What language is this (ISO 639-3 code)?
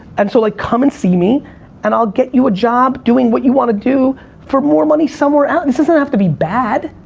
eng